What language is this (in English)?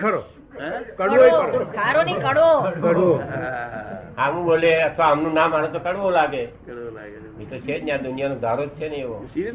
Gujarati